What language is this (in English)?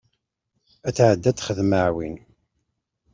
Kabyle